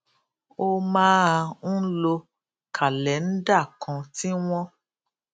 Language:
Yoruba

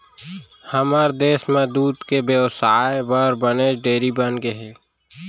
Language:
Chhattisgarhi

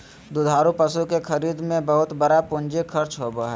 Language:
Magahi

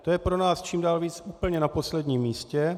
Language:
Czech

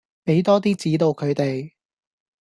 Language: Cantonese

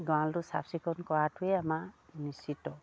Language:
Assamese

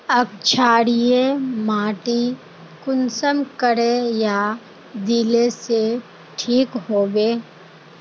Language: Magahi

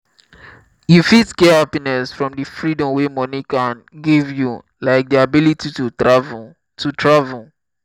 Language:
Nigerian Pidgin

